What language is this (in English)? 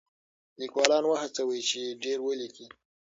Pashto